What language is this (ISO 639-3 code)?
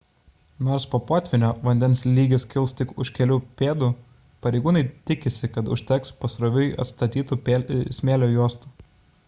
lit